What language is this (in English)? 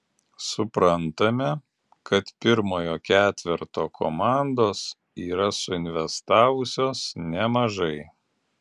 Lithuanian